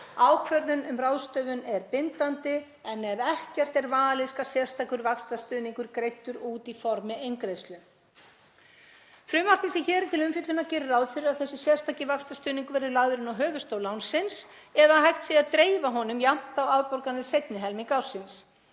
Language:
Icelandic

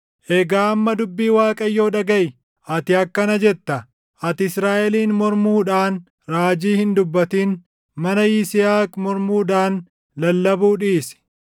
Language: Oromo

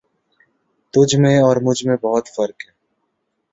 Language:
Urdu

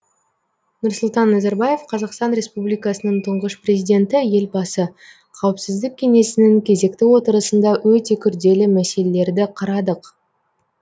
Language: Kazakh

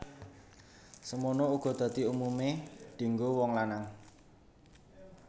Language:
Javanese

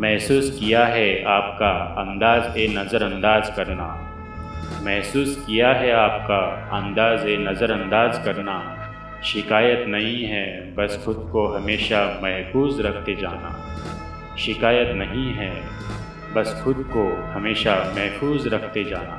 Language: Hindi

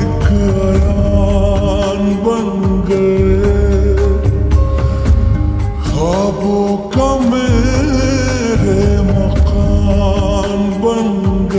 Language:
Romanian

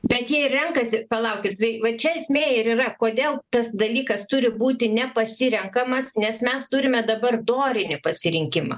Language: Lithuanian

